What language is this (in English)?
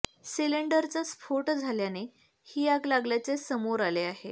Marathi